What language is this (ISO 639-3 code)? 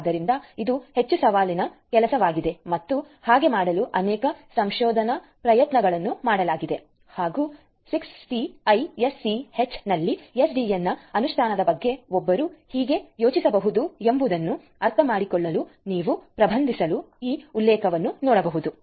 kan